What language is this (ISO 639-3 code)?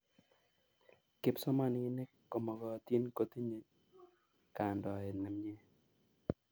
kln